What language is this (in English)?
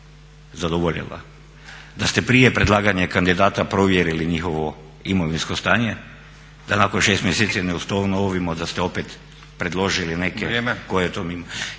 Croatian